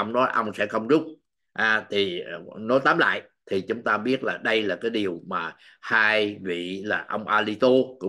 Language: Vietnamese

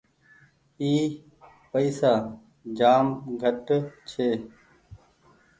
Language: Goaria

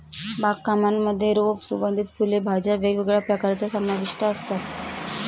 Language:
Marathi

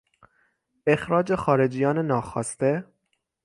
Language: Persian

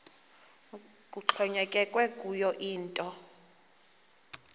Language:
Xhosa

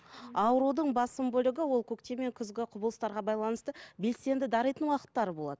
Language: Kazakh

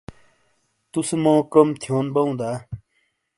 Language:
Shina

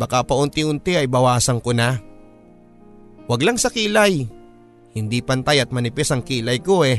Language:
Filipino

